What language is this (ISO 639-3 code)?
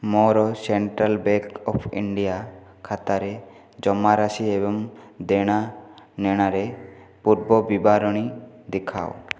ori